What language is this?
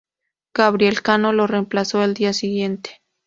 Spanish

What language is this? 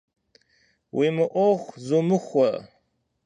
Kabardian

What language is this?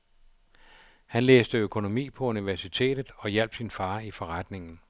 Danish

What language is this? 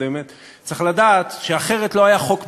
Hebrew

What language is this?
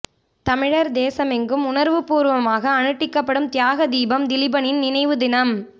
Tamil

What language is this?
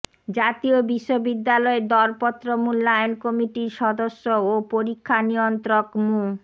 Bangla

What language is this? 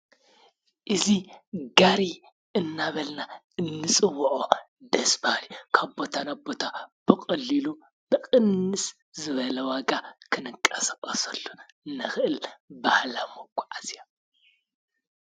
Tigrinya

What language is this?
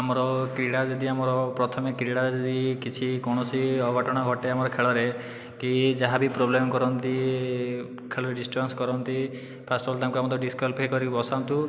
Odia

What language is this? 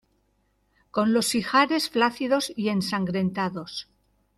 Spanish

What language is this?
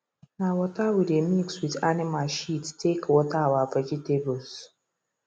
Nigerian Pidgin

